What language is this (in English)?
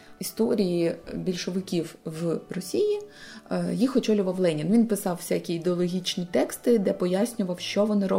Ukrainian